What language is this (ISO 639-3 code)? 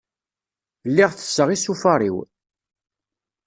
kab